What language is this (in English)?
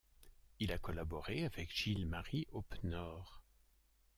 French